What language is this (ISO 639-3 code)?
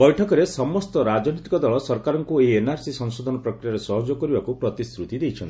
ori